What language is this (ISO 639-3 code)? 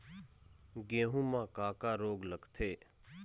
hne